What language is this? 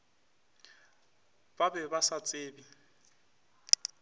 Northern Sotho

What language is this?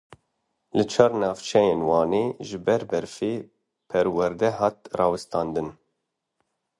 Kurdish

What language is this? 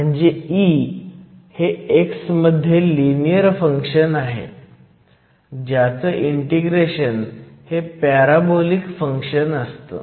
Marathi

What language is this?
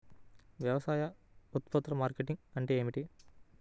Telugu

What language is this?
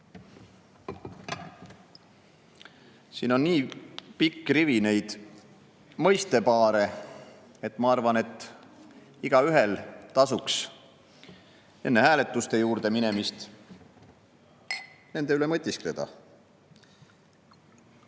Estonian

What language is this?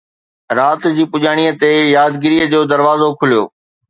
Sindhi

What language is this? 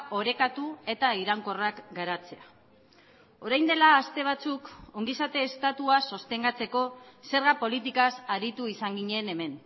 Basque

